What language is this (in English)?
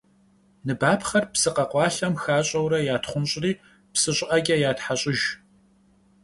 Kabardian